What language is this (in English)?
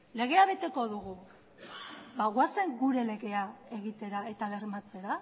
Basque